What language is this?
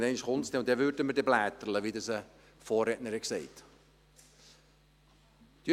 Swiss German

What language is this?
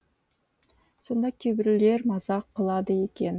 Kazakh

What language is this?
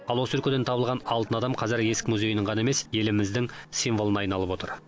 Kazakh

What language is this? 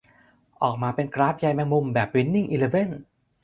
Thai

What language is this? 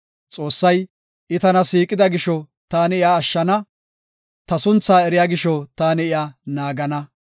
Gofa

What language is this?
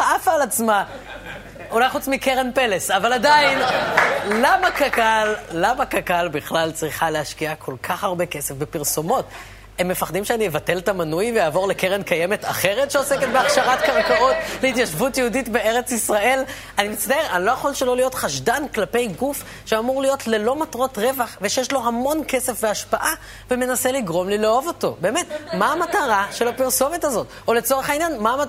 Hebrew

